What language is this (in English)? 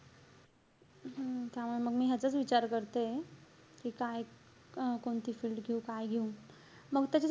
Marathi